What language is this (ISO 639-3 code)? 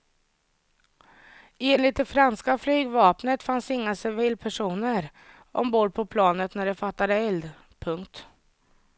swe